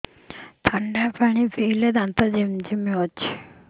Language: Odia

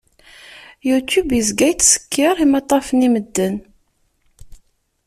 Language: Kabyle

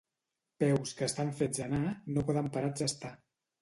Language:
Catalan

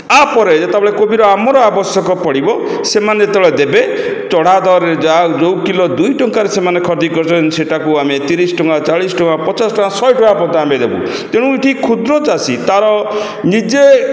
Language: Odia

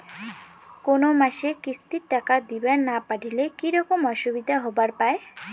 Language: Bangla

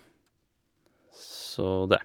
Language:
Norwegian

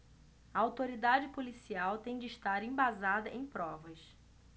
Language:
Portuguese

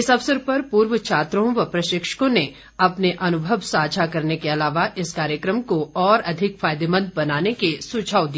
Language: Hindi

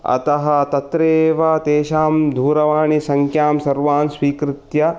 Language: Sanskrit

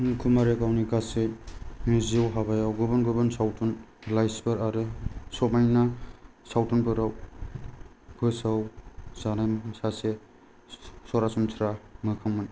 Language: Bodo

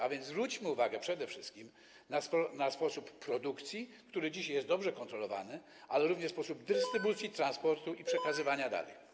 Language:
Polish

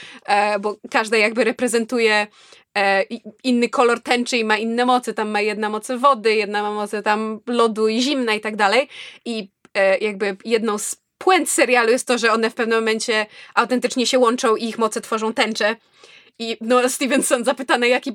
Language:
Polish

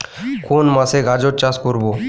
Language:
Bangla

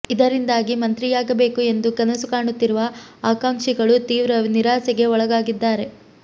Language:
Kannada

